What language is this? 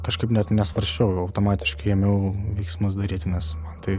Lithuanian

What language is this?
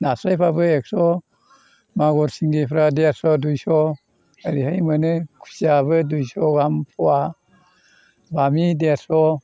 Bodo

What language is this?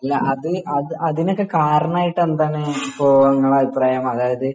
Malayalam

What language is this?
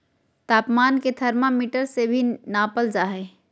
Magahi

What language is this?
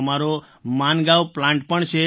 Gujarati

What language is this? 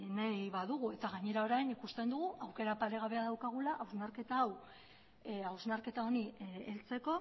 Basque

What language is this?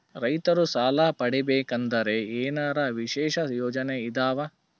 Kannada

